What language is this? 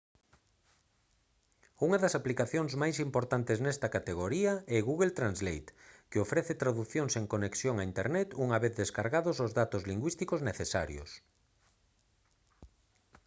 Galician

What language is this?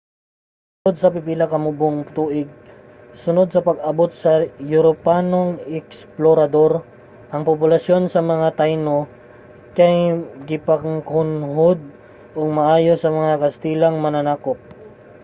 Cebuano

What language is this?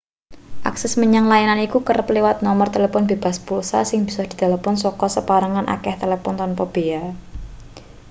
Javanese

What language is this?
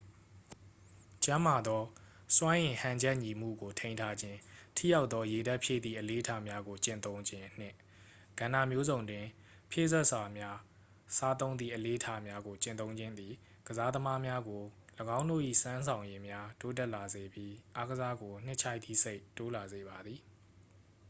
Burmese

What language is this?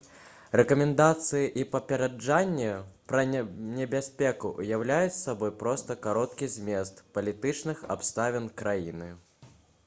Belarusian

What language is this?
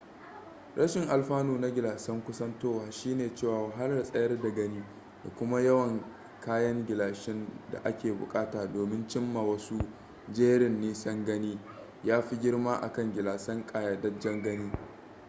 Hausa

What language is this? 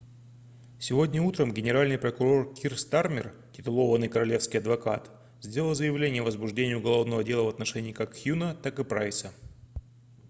Russian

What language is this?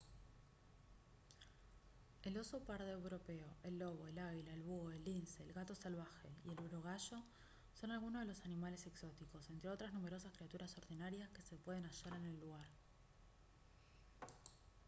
Spanish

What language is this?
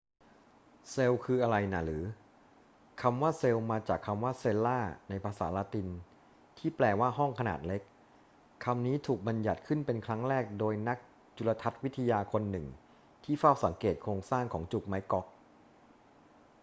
Thai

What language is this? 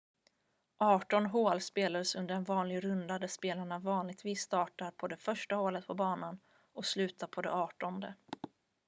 Swedish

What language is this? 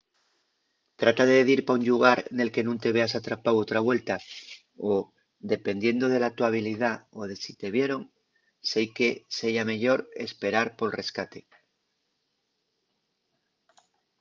Asturian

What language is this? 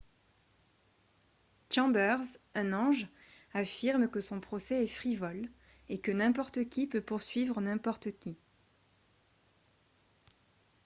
French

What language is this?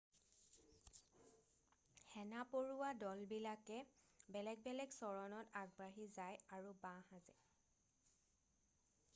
Assamese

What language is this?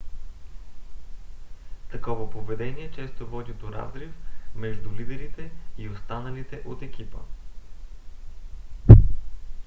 Bulgarian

